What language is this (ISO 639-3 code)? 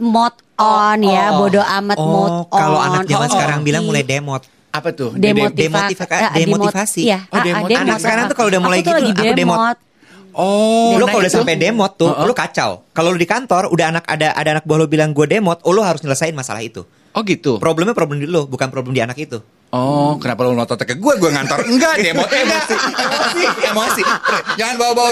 ind